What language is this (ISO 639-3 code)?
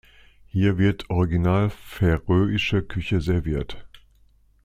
deu